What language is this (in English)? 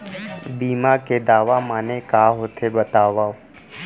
Chhattisgarhi